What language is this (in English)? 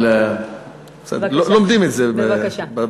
Hebrew